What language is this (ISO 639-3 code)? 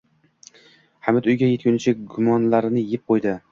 uzb